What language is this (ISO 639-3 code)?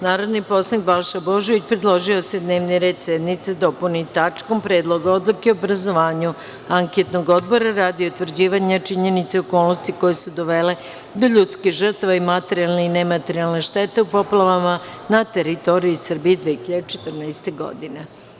srp